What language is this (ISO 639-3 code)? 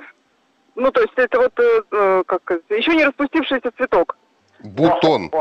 rus